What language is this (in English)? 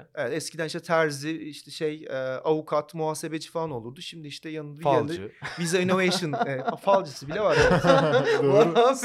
Turkish